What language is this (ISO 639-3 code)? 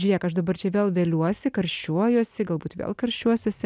lit